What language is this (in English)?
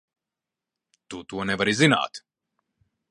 Latvian